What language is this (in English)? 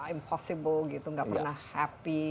Indonesian